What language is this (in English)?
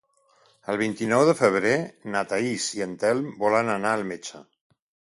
Catalan